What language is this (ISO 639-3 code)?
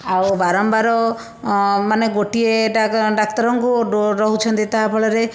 ori